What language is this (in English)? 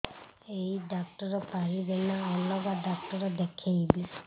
Odia